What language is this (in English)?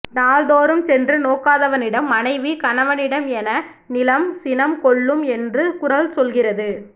Tamil